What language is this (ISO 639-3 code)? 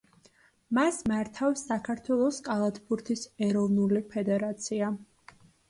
kat